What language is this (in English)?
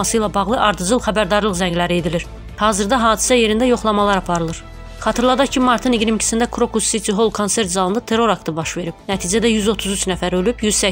Turkish